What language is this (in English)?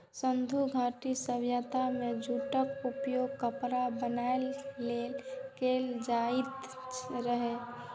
Maithili